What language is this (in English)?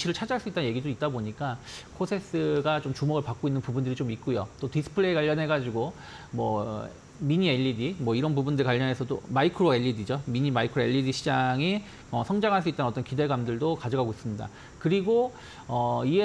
Korean